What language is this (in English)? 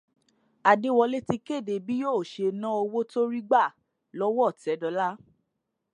Yoruba